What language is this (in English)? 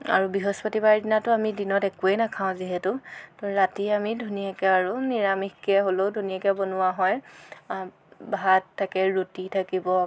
Assamese